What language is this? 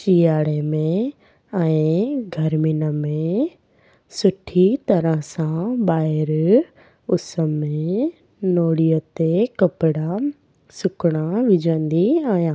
Sindhi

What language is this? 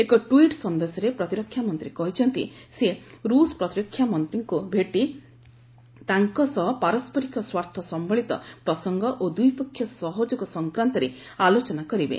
Odia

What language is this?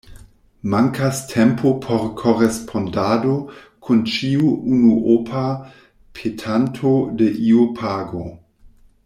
Esperanto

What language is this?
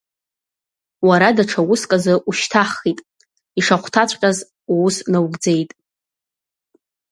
Abkhazian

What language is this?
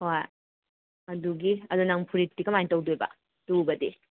Manipuri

